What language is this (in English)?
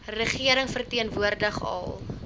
Afrikaans